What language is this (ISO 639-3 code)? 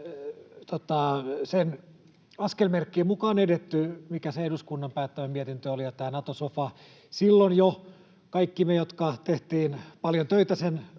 fin